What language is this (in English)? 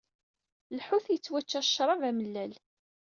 Kabyle